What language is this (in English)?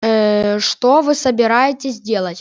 Russian